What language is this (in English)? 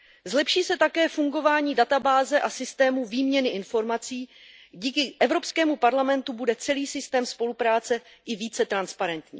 Czech